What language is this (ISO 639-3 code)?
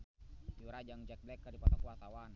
sun